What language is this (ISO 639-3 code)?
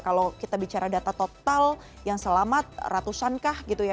ind